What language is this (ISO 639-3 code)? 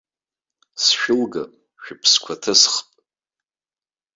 abk